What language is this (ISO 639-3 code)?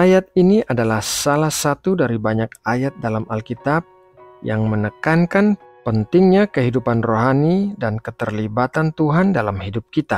ind